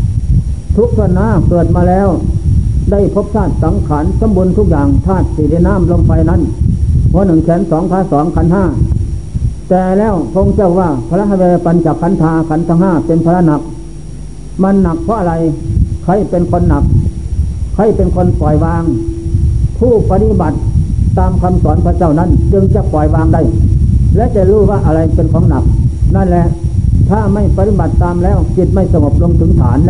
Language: Thai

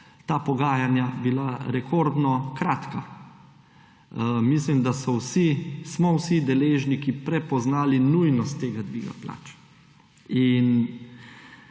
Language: Slovenian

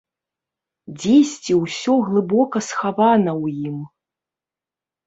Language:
Belarusian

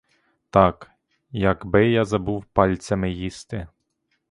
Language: Ukrainian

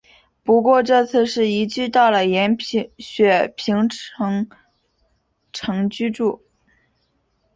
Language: Chinese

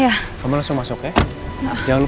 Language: Indonesian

